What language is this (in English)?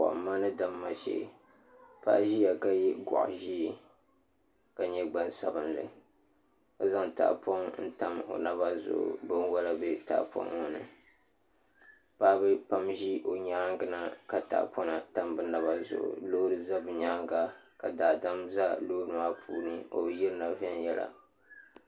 Dagbani